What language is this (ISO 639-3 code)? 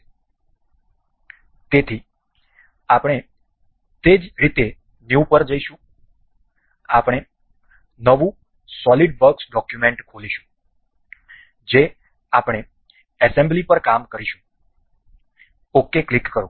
guj